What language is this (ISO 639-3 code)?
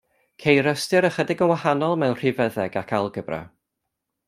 cym